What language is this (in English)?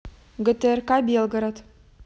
Russian